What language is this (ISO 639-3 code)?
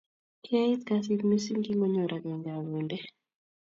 kln